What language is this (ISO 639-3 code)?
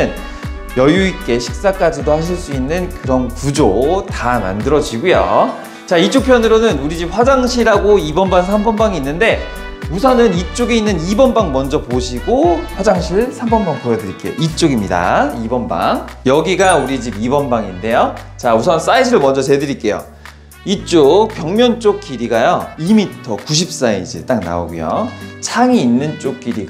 kor